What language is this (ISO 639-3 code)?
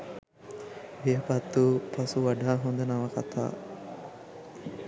sin